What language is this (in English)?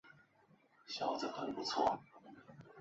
Chinese